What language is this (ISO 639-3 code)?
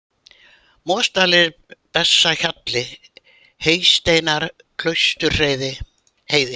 isl